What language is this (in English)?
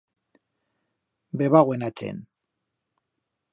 Aragonese